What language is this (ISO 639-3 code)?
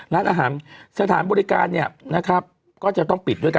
tha